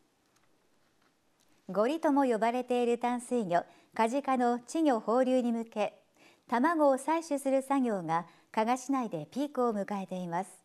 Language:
Japanese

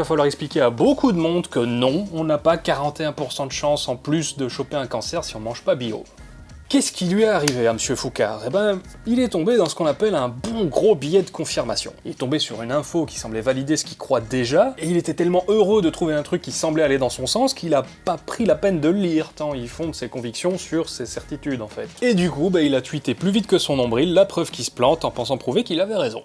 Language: French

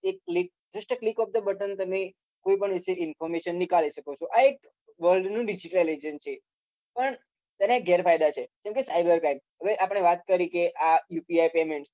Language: Gujarati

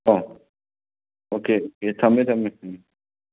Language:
Manipuri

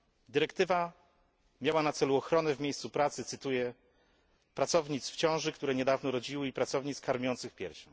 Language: Polish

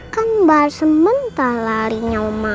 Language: Indonesian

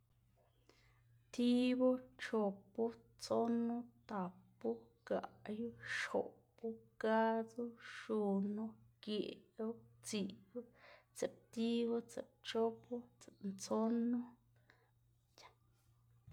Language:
Xanaguía Zapotec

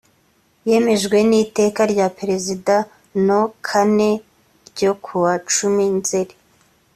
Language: Kinyarwanda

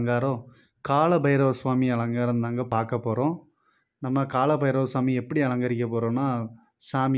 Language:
Arabic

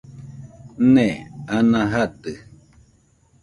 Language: Nüpode Huitoto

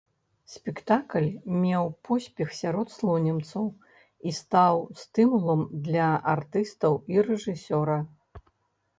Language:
Belarusian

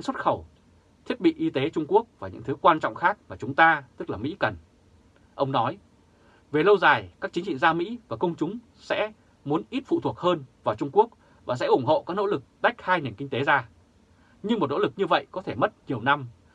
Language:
Vietnamese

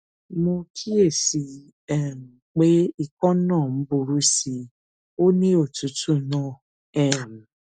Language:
Yoruba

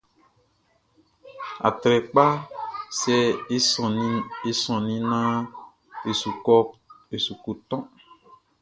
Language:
Baoulé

